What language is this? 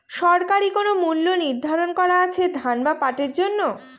Bangla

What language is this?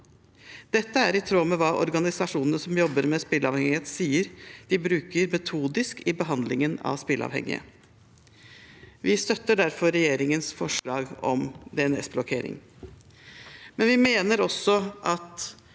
Norwegian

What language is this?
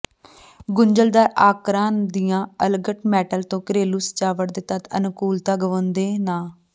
Punjabi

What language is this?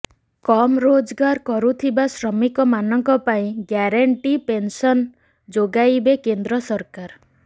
Odia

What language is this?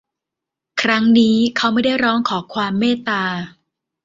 Thai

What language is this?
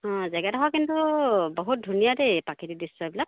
Assamese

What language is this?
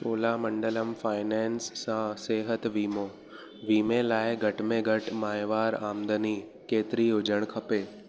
Sindhi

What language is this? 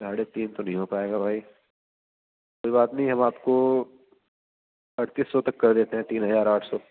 Urdu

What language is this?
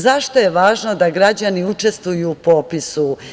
Serbian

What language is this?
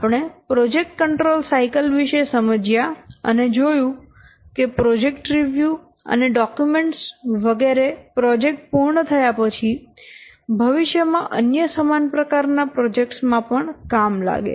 Gujarati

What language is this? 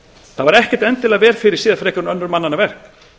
Icelandic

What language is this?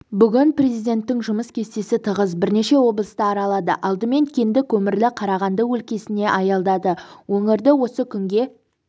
Kazakh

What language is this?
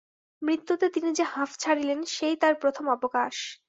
Bangla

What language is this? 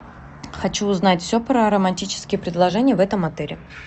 Russian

